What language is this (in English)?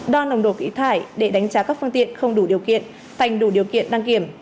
Vietnamese